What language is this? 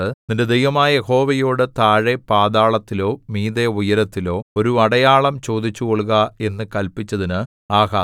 Malayalam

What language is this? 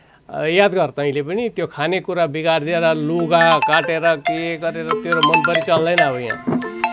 Nepali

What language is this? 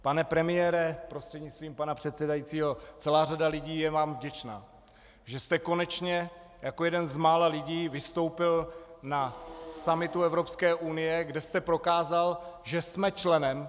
Czech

